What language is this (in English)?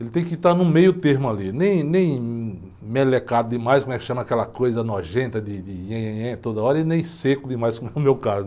Portuguese